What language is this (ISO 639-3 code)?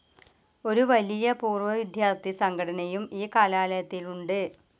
mal